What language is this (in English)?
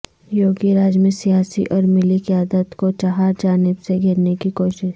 Urdu